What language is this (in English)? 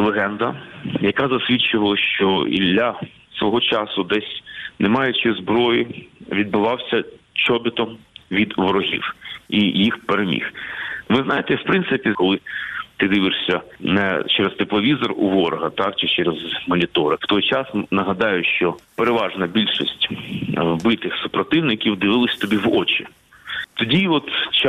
Ukrainian